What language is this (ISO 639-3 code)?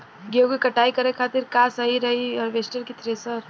bho